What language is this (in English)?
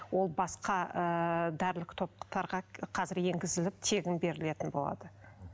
Kazakh